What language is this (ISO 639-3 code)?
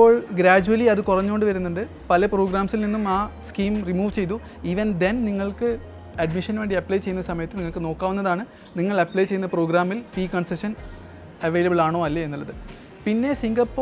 mal